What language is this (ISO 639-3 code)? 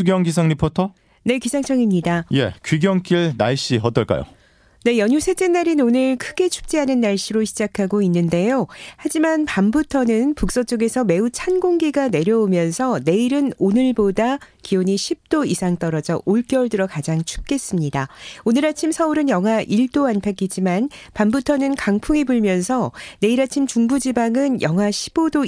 kor